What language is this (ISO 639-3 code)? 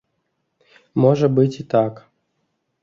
bel